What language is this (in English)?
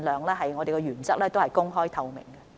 Cantonese